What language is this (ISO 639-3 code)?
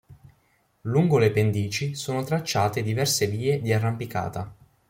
ita